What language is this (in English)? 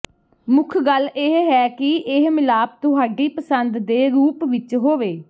Punjabi